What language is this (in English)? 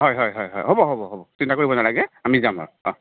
Assamese